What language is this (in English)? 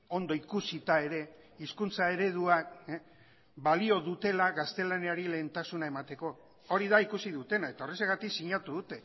Basque